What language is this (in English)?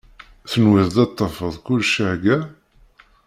Kabyle